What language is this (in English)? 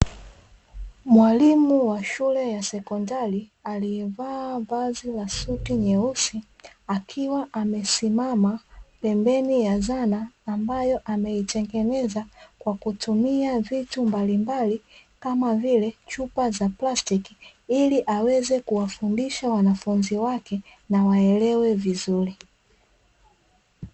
Swahili